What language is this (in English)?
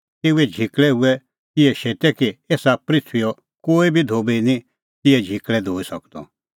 Kullu Pahari